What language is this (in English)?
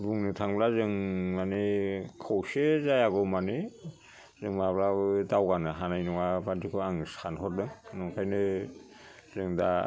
Bodo